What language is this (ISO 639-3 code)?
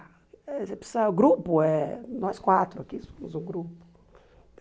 por